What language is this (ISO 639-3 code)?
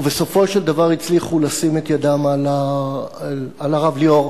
heb